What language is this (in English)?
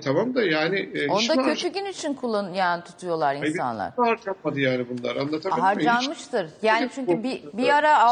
Turkish